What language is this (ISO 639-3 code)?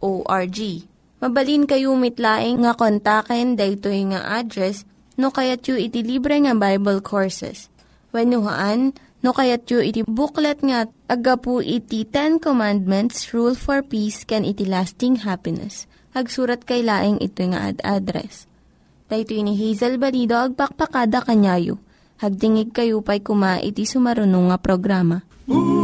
fil